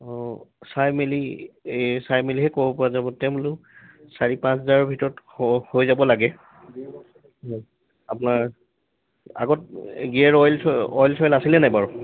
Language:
Assamese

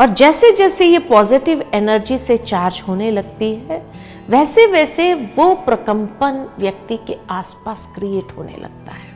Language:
Hindi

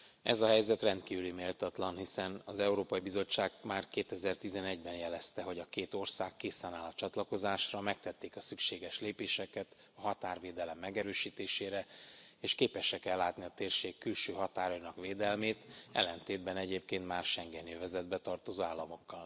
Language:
Hungarian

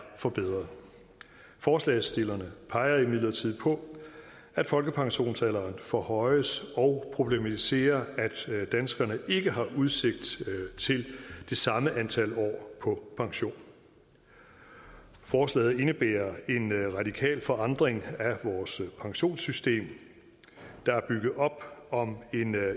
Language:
Danish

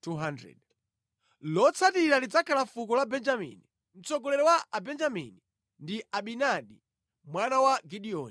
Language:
Nyanja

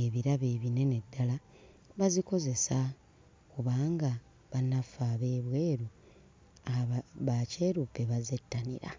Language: Ganda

